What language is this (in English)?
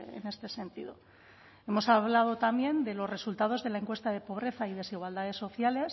Spanish